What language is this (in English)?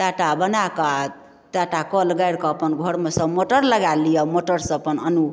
Maithili